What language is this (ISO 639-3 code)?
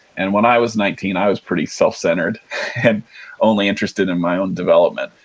eng